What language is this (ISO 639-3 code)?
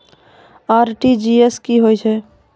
mai